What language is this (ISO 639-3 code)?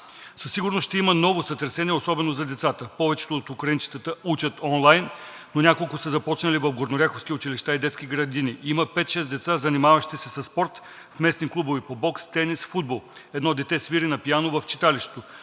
bul